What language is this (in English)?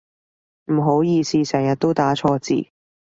Cantonese